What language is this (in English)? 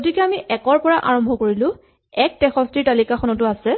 Assamese